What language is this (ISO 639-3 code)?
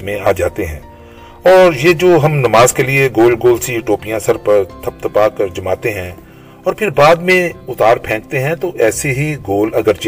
urd